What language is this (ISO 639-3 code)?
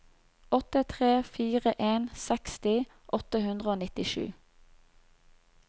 nor